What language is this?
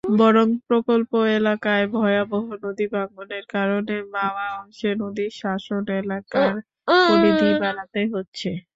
Bangla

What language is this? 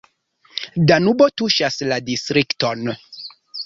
Esperanto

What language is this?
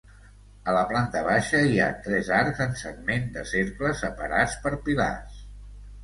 Catalan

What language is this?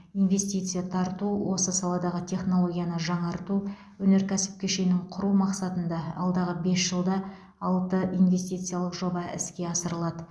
Kazakh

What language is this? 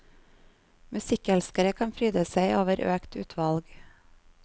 Norwegian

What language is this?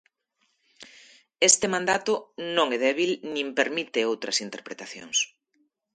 Galician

